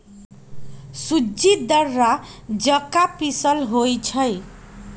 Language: Magahi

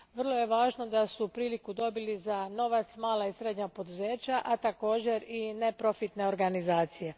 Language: Croatian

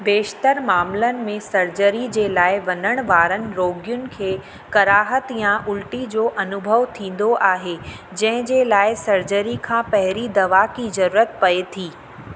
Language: Sindhi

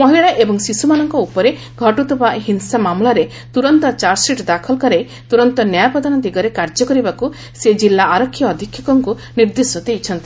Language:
Odia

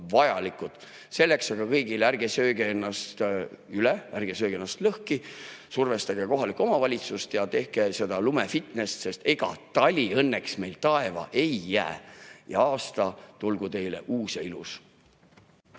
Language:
Estonian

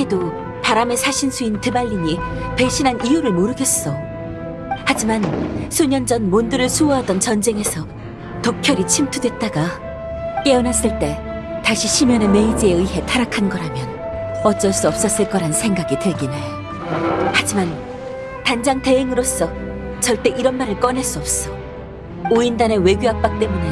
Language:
Korean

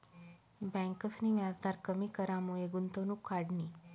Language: Marathi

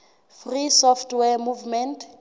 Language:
Southern Sotho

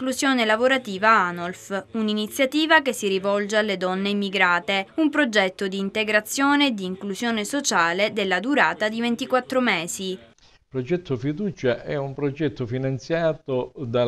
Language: Italian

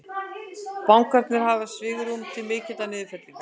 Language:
Icelandic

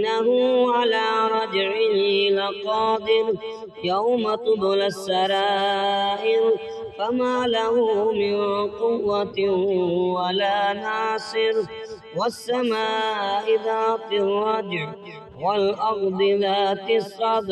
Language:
Arabic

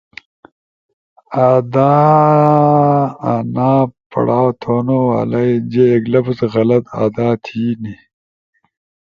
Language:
Ushojo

